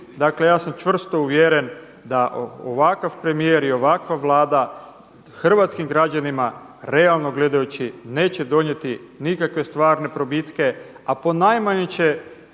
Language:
Croatian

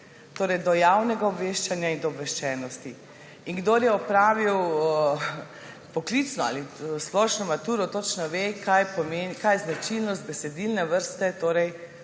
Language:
Slovenian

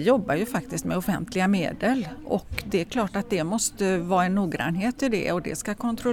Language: Swedish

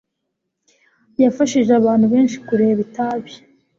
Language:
Kinyarwanda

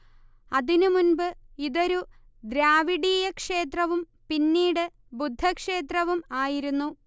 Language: Malayalam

